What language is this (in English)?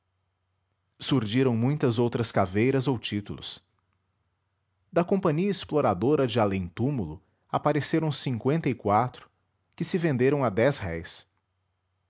Portuguese